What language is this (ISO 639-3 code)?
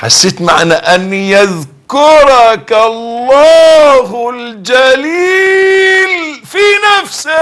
ara